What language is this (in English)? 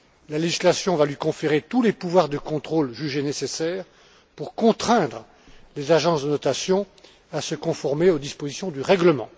French